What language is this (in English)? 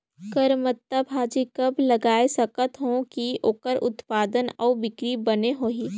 Chhattisgarhi